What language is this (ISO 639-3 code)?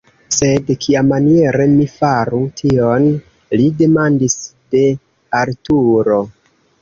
epo